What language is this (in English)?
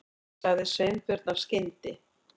Icelandic